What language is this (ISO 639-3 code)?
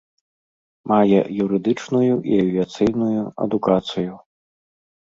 bel